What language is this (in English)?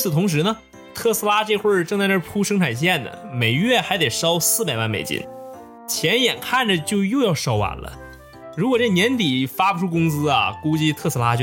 Chinese